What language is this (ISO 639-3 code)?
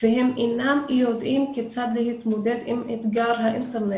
heb